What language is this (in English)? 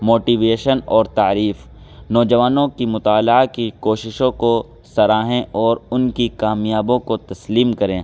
Urdu